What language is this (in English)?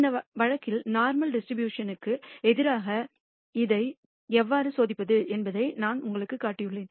Tamil